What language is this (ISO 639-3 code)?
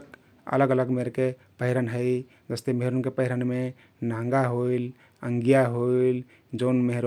tkt